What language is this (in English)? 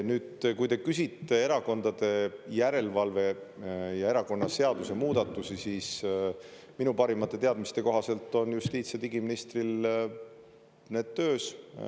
Estonian